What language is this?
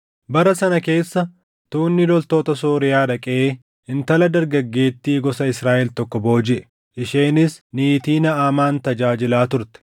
Oromo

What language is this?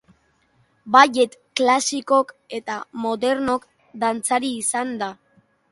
Basque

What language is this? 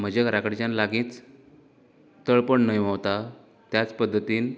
Konkani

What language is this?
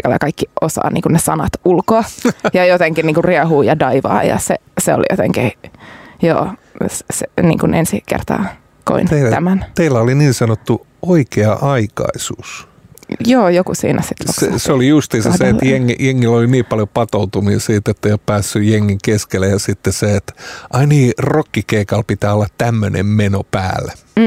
Finnish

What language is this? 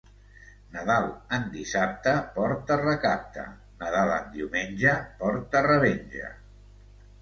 Catalan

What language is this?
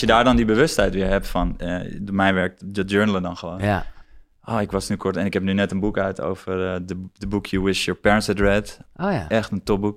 Dutch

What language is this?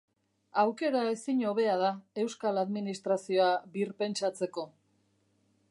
Basque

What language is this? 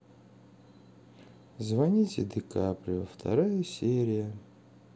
Russian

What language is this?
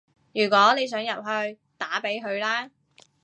Cantonese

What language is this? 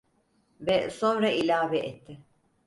Turkish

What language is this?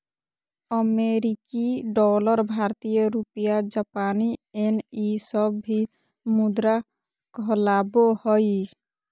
Magahi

